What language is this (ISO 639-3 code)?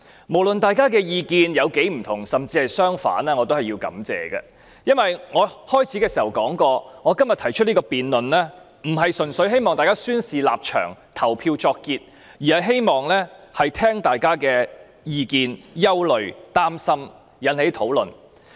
yue